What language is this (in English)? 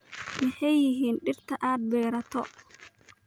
Somali